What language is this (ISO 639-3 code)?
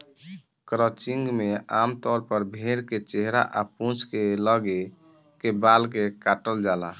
bho